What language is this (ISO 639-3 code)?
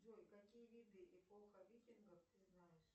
rus